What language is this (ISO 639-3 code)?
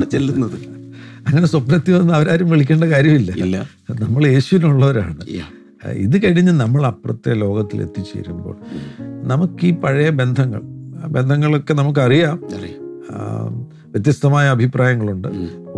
mal